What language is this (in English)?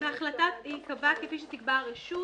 Hebrew